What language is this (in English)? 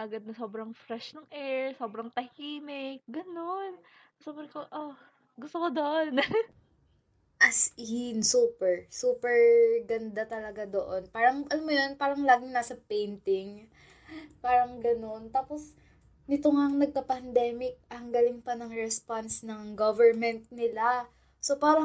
Filipino